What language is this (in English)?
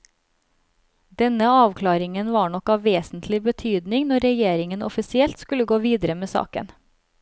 Norwegian